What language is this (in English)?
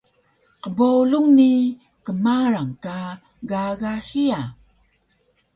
Taroko